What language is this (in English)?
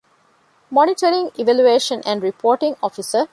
Divehi